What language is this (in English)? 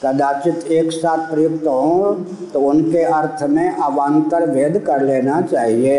Hindi